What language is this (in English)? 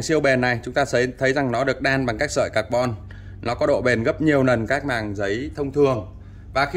Vietnamese